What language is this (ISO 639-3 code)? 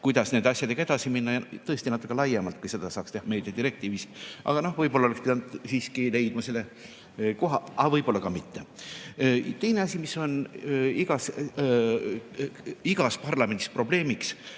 est